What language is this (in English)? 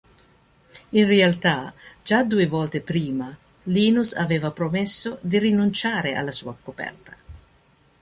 Italian